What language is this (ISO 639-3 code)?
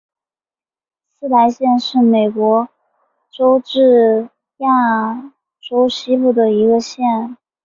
zho